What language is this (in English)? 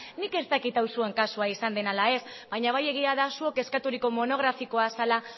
Basque